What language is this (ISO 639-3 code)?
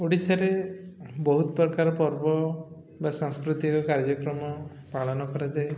ori